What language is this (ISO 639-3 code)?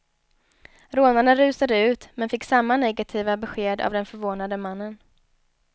swe